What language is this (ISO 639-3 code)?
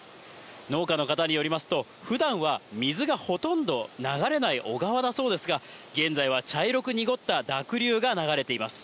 jpn